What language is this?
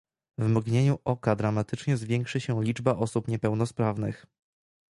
Polish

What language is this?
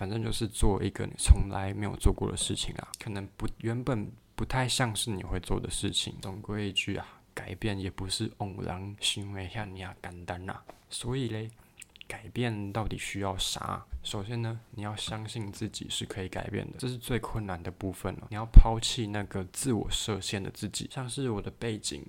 Chinese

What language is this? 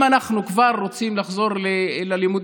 Hebrew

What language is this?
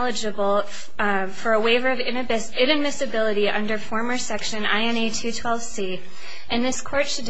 English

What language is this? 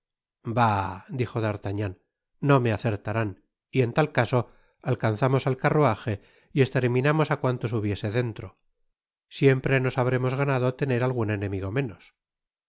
Spanish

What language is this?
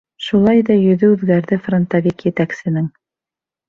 Bashkir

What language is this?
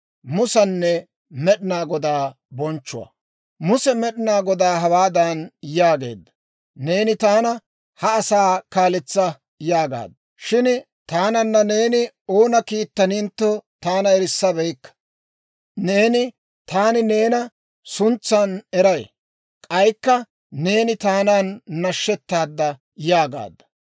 Dawro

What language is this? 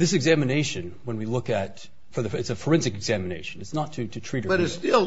English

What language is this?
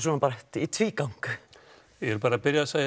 Icelandic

